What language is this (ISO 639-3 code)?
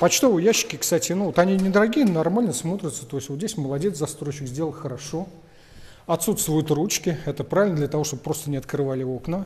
rus